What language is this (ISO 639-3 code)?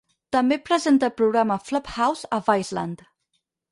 cat